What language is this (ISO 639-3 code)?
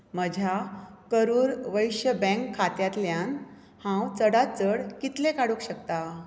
kok